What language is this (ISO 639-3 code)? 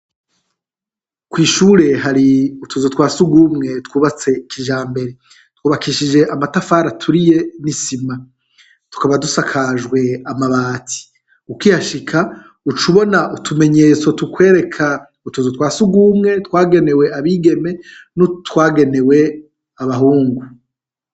run